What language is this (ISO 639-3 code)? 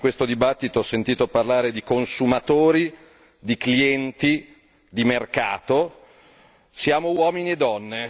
ita